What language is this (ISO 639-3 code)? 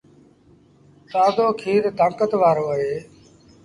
sbn